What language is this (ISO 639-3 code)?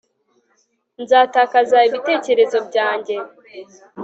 kin